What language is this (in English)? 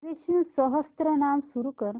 Marathi